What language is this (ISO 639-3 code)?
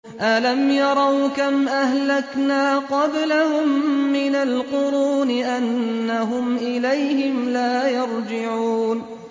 ara